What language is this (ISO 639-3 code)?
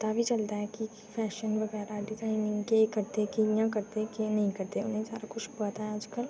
doi